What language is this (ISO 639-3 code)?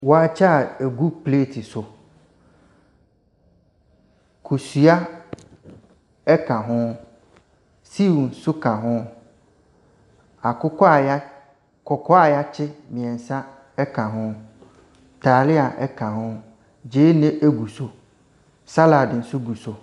aka